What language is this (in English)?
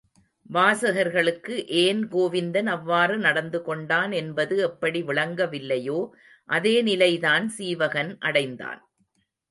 Tamil